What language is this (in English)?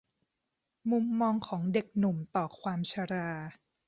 Thai